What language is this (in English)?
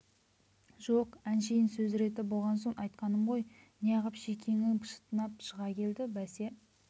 Kazakh